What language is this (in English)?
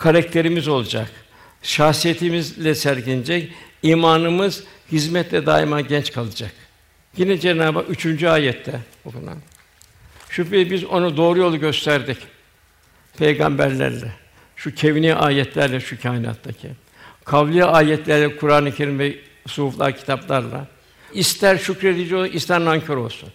Turkish